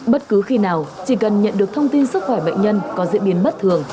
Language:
Vietnamese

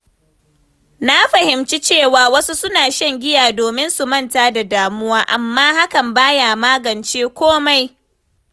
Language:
Hausa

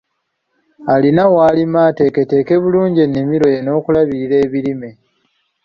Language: Ganda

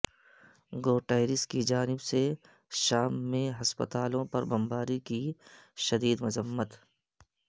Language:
Urdu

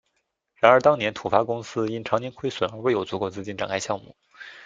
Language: Chinese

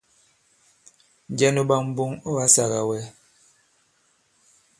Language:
Bankon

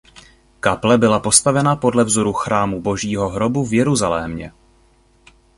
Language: Czech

